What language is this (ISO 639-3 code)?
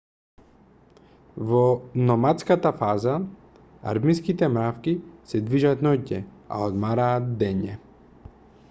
mkd